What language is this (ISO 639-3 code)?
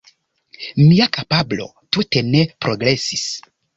epo